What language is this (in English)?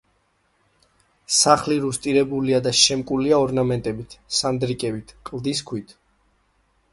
Georgian